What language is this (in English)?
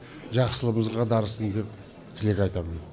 Kazakh